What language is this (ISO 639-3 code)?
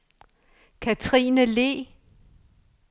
dan